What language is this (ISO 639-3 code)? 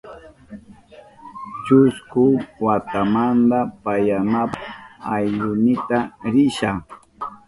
qup